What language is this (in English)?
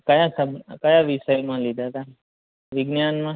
Gujarati